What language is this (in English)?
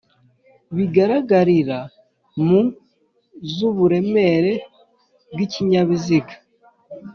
Kinyarwanda